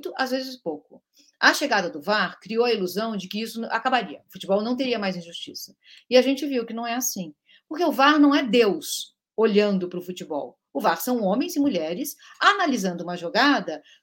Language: Portuguese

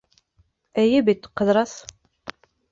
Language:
Bashkir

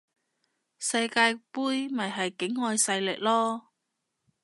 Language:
Cantonese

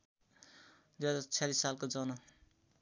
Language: Nepali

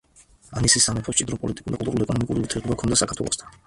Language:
Georgian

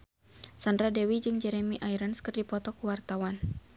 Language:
Sundanese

